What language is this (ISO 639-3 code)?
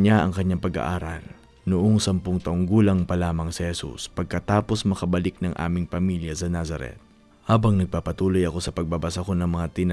fil